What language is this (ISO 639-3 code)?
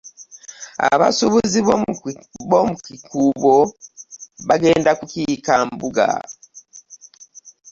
lug